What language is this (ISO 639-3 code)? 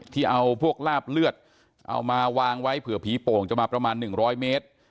tha